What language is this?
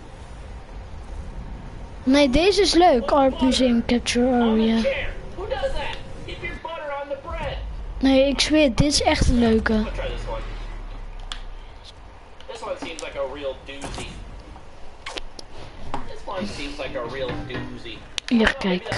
Dutch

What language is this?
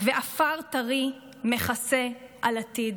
Hebrew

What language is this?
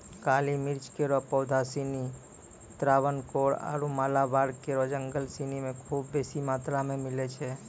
Maithili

